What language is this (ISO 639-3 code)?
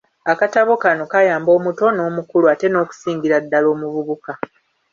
lug